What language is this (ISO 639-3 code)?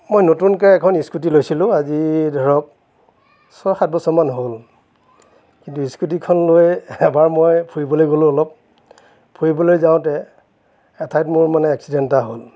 asm